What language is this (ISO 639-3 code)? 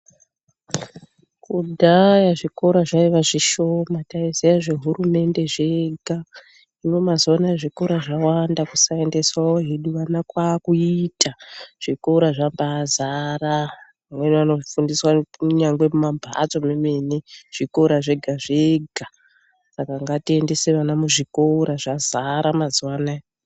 ndc